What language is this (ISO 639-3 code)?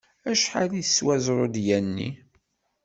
kab